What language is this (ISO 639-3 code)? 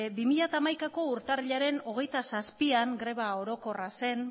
eus